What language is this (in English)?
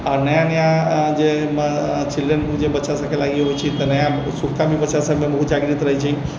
Maithili